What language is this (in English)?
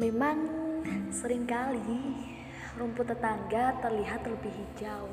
Indonesian